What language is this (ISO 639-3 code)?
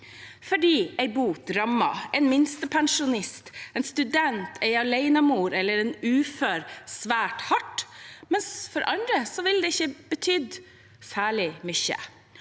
nor